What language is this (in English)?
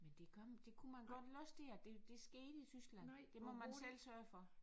Danish